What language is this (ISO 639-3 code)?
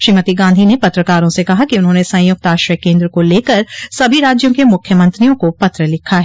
hin